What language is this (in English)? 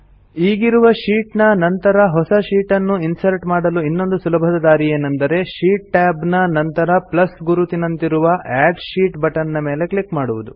Kannada